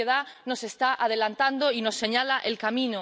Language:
Spanish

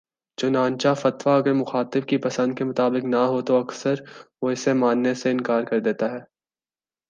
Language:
Urdu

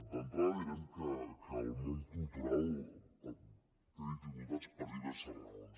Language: Catalan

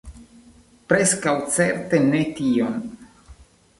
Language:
Esperanto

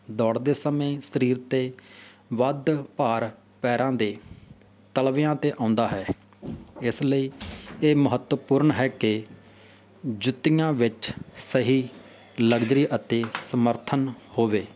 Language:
Punjabi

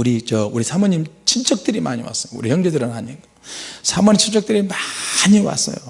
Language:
Korean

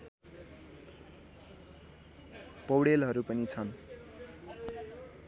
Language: Nepali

